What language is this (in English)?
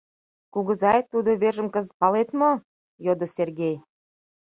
Mari